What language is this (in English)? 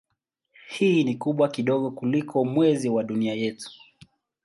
Swahili